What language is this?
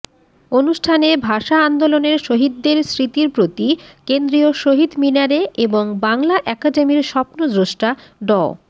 Bangla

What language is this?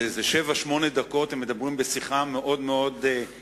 Hebrew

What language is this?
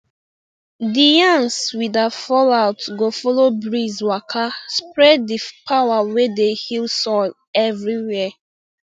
Nigerian Pidgin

